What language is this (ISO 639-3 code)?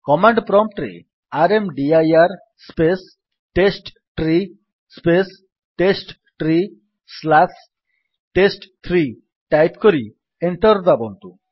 ori